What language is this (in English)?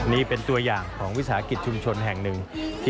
Thai